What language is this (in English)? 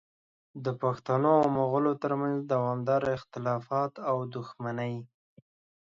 Pashto